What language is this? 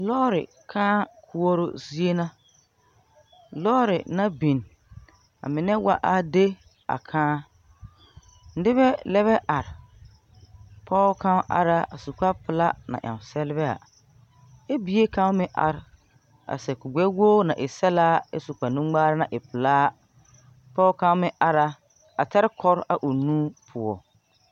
Southern Dagaare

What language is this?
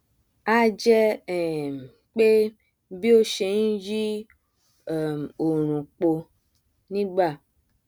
Yoruba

